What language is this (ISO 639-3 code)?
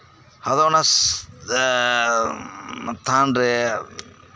sat